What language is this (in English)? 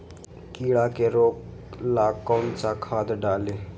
Magahi